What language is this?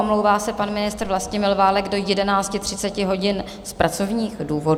Czech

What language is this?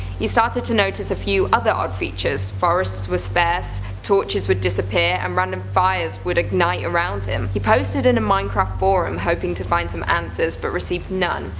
English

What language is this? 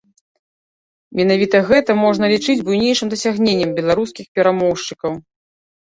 Belarusian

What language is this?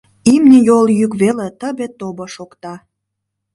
Mari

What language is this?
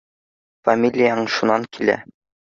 Bashkir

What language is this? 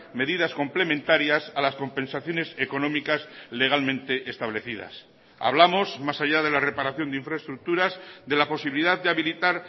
Spanish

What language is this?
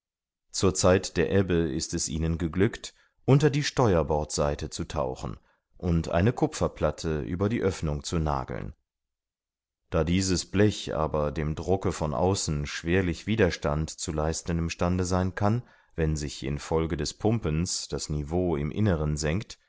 German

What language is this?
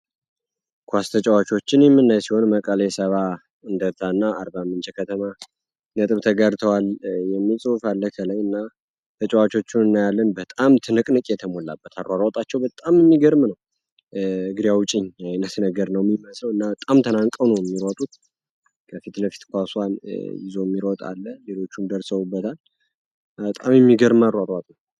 Amharic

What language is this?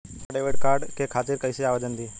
Bhojpuri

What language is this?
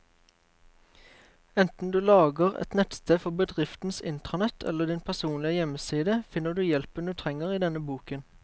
Norwegian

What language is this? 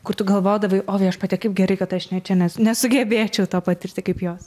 Lithuanian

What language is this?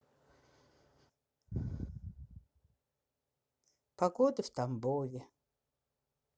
Russian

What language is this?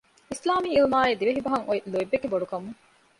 Divehi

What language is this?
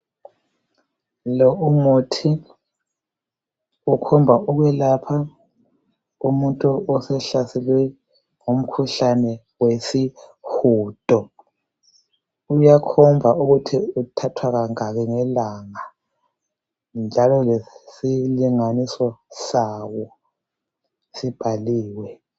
North Ndebele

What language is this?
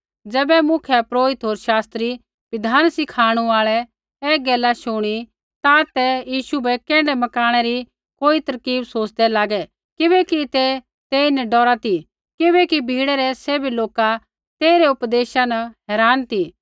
Kullu Pahari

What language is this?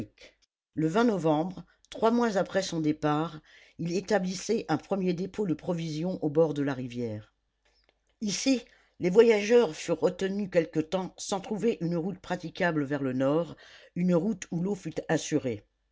French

